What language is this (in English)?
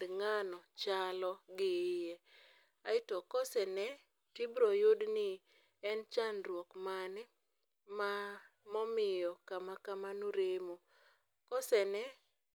Luo (Kenya and Tanzania)